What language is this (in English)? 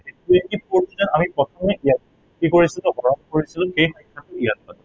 Assamese